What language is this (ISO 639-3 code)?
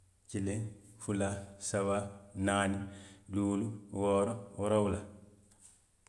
mlq